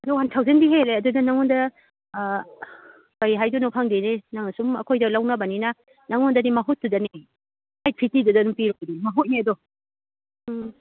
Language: Manipuri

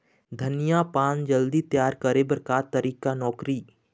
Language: Chhattisgarhi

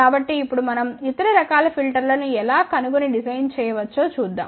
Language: Telugu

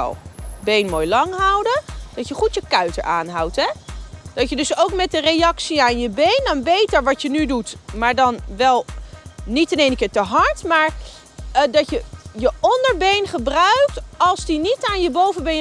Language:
Dutch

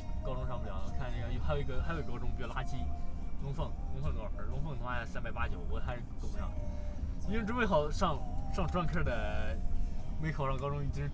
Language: Chinese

